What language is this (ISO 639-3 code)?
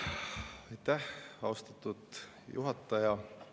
est